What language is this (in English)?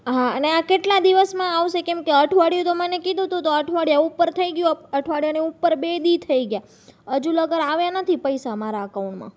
Gujarati